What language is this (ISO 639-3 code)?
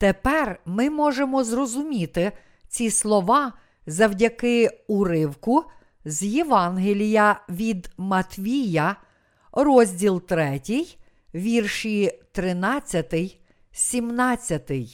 ukr